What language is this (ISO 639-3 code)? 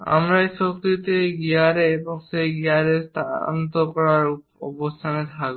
ben